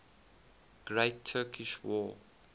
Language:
English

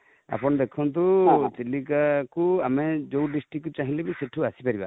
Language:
Odia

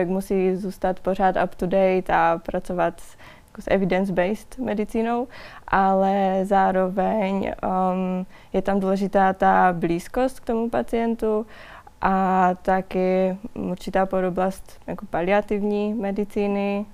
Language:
Czech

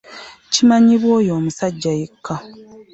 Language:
Ganda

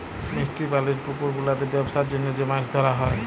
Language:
Bangla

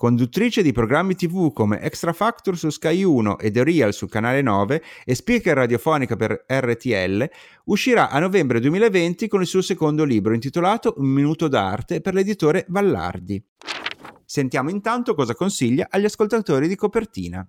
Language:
Italian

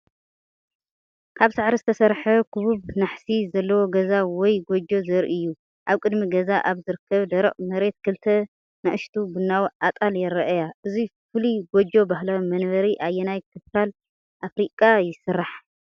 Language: Tigrinya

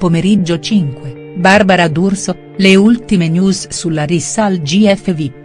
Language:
Italian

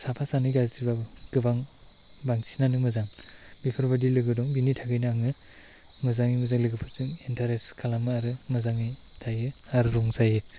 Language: Bodo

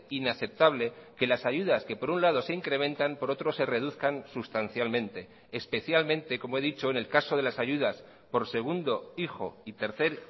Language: Spanish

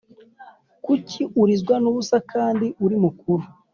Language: Kinyarwanda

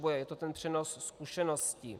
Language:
Czech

